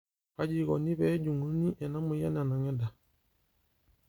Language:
Masai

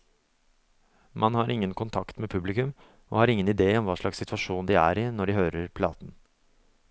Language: Norwegian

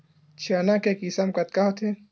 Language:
Chhattisgarhi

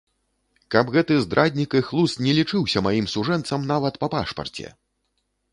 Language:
Belarusian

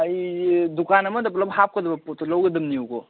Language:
Manipuri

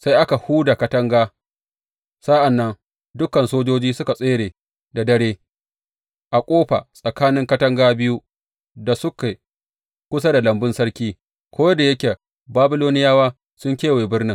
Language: Hausa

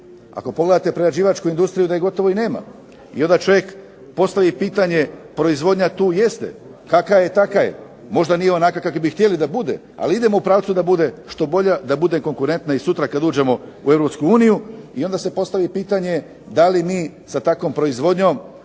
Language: Croatian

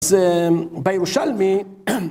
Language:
Hebrew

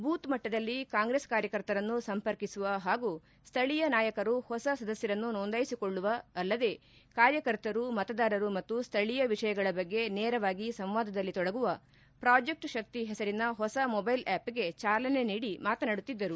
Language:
Kannada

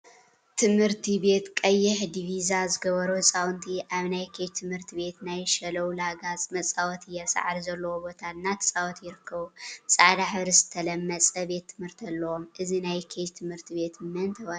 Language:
Tigrinya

